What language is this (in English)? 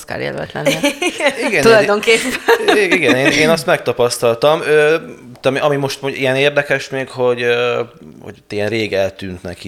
Hungarian